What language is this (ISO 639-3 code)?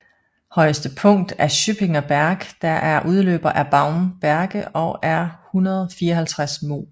dan